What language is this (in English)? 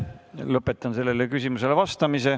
Estonian